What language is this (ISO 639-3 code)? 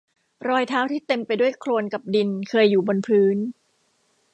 tha